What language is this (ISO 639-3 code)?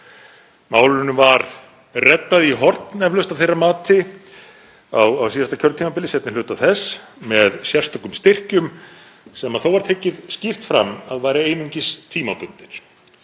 isl